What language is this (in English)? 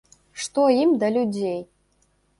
Belarusian